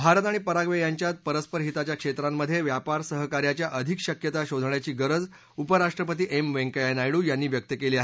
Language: Marathi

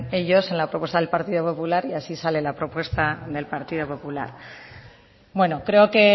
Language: Spanish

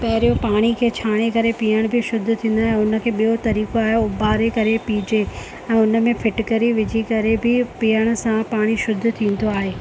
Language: Sindhi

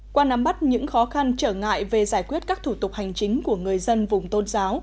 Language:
Vietnamese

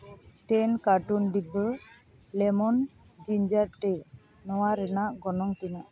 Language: Santali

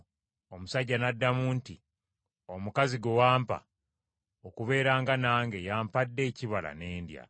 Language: Ganda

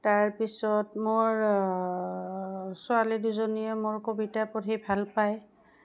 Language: Assamese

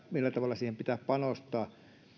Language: Finnish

